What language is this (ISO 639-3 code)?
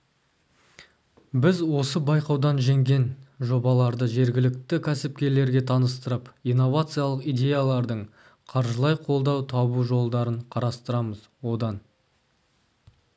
kaz